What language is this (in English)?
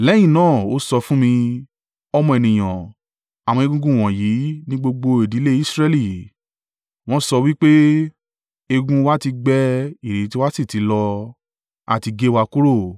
Yoruba